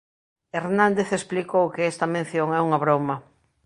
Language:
Galician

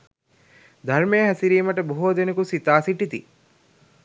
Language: Sinhala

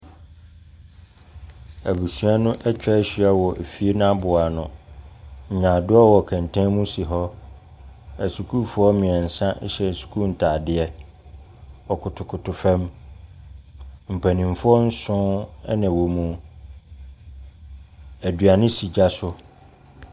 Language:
Akan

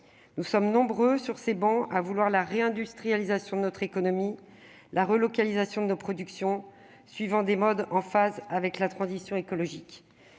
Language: French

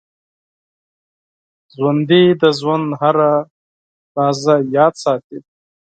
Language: Pashto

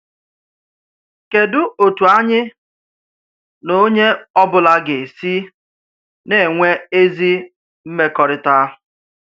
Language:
Igbo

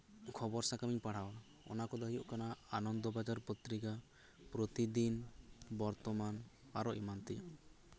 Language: Santali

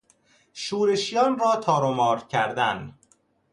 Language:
Persian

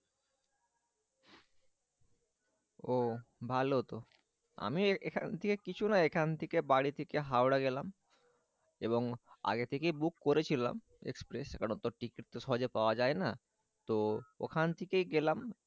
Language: Bangla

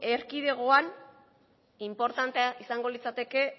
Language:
Basque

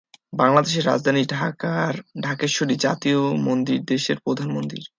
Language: Bangla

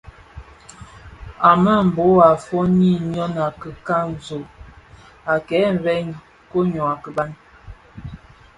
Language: Bafia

